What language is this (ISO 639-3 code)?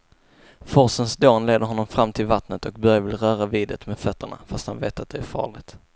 swe